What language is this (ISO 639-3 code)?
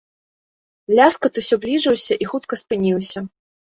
bel